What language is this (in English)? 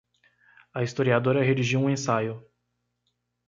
Portuguese